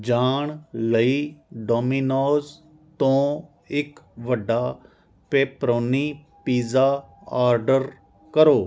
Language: Punjabi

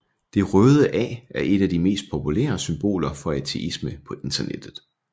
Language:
Danish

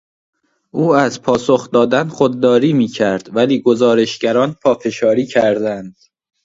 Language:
Persian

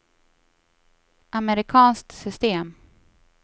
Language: Swedish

